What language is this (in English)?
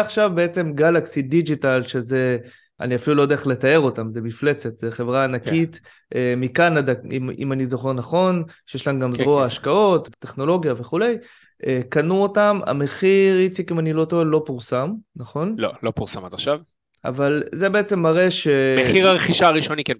Hebrew